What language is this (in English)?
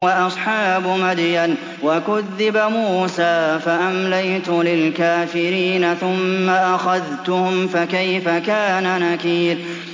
Arabic